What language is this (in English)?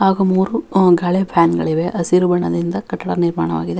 Kannada